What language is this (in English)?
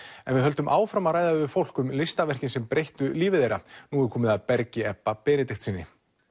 Icelandic